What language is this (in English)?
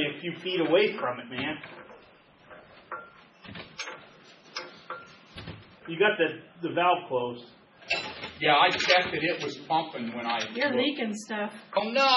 English